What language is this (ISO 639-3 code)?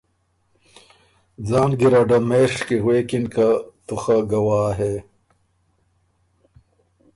oru